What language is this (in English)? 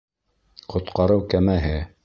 Bashkir